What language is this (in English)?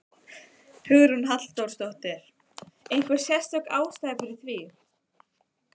Icelandic